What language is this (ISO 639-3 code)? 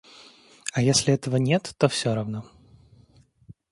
rus